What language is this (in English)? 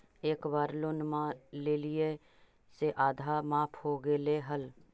Magahi